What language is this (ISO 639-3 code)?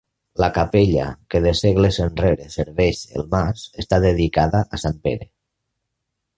cat